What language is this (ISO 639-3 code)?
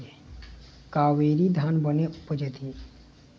hne